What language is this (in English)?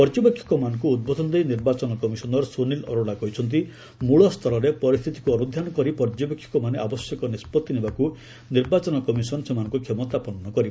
Odia